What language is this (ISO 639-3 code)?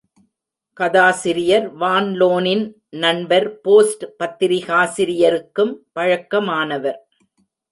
tam